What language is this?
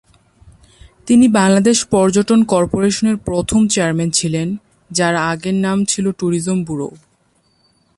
Bangla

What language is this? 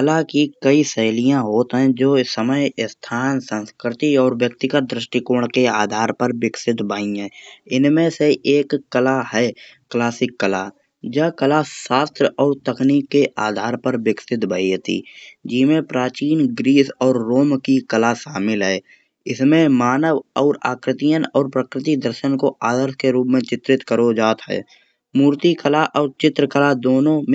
Kanauji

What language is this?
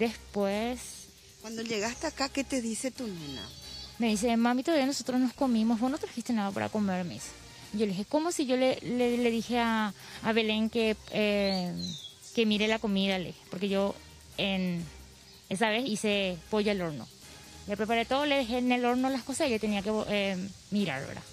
Spanish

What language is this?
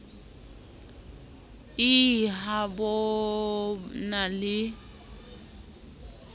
Southern Sotho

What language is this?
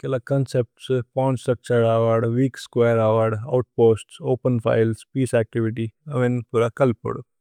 Tulu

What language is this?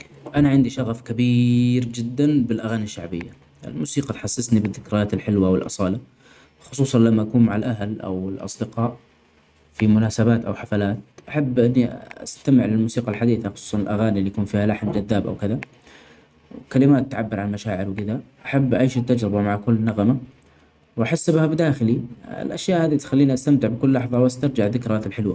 Omani Arabic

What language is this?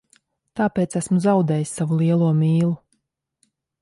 Latvian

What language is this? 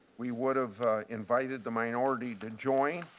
English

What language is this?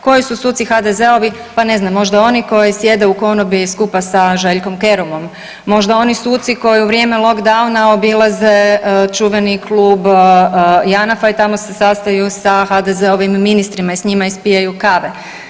Croatian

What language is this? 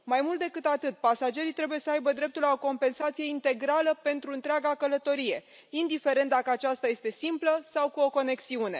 Romanian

